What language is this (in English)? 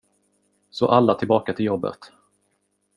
Swedish